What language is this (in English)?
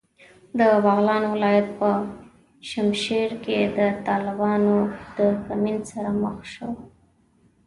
Pashto